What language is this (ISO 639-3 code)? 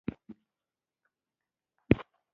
pus